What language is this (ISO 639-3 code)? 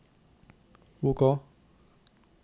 nor